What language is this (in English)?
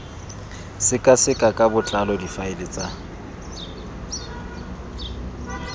Tswana